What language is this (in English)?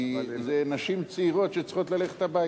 Hebrew